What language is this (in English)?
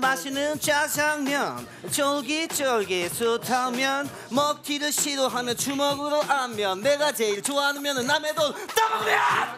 Korean